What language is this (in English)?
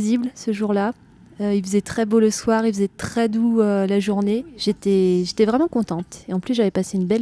French